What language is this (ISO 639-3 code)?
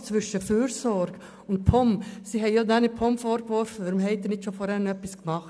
gsw